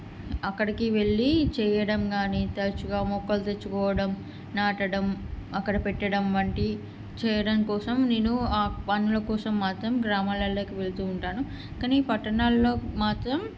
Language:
Telugu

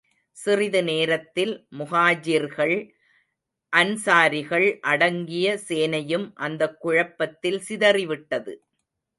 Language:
Tamil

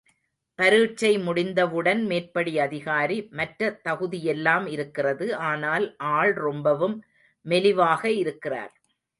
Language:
Tamil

